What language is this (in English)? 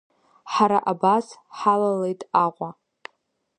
Abkhazian